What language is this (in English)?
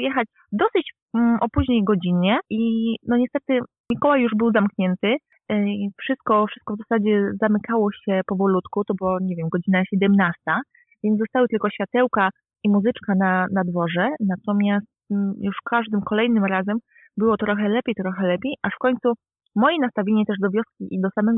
Polish